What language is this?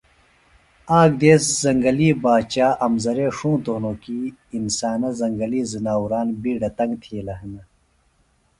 Phalura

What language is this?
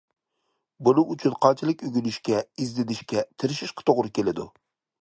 Uyghur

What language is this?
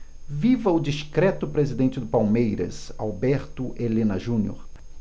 Portuguese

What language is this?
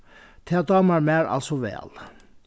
Faroese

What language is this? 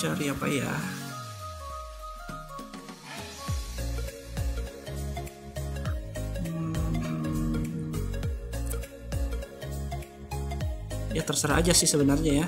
Indonesian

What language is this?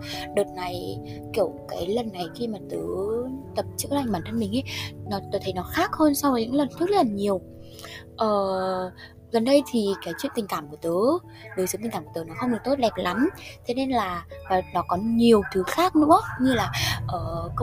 Vietnamese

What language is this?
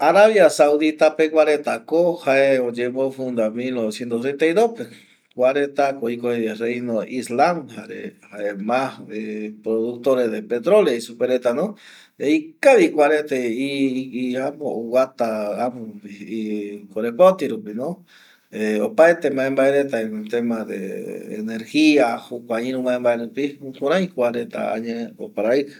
Eastern Bolivian Guaraní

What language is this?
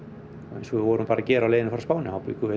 Icelandic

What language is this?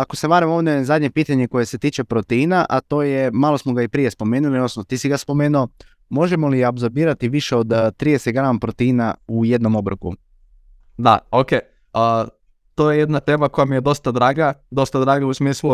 Croatian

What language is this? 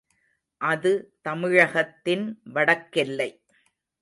Tamil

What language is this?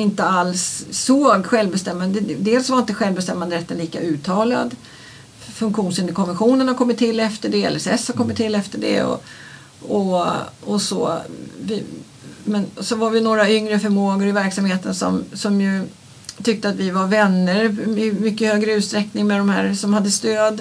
Swedish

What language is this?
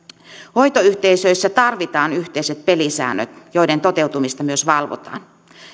Finnish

